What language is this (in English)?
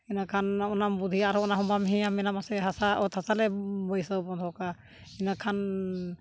Santali